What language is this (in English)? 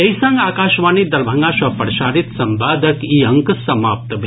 Maithili